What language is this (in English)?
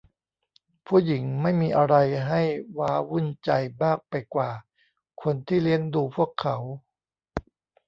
Thai